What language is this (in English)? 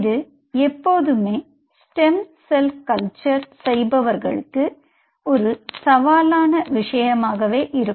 Tamil